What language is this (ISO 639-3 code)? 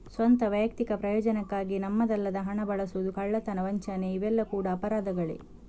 kan